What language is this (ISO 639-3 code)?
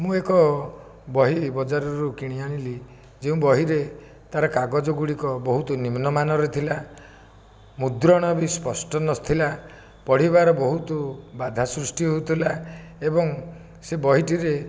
ori